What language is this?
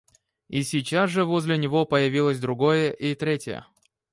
Russian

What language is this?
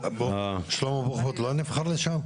Hebrew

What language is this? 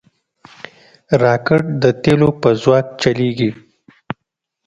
Pashto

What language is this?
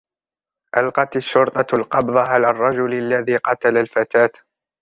Arabic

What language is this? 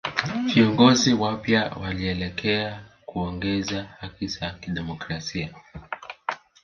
Swahili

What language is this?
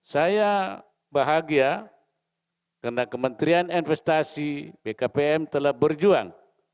Indonesian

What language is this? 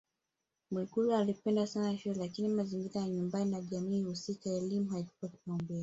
Swahili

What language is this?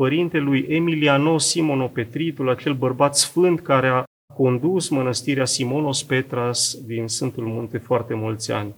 Romanian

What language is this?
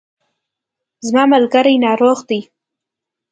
Pashto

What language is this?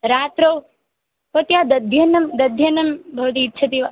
Sanskrit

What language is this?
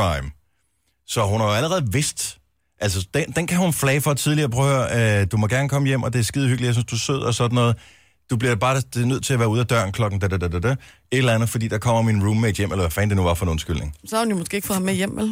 Danish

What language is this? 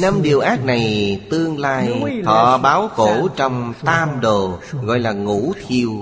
Vietnamese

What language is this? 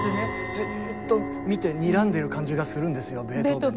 Japanese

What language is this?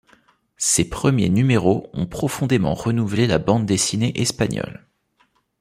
French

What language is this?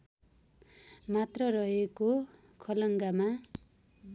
Nepali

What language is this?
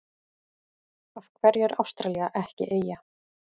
Icelandic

